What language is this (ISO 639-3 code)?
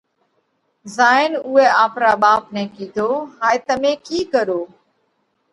kvx